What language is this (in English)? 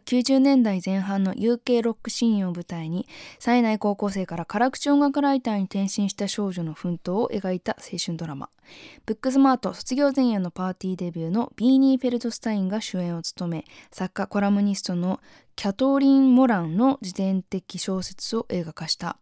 Japanese